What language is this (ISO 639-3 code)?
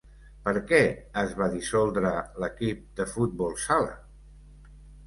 cat